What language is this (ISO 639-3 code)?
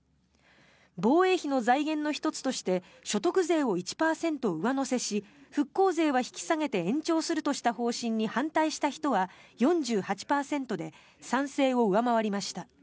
jpn